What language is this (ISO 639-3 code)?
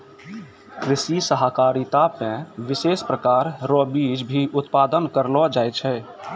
mai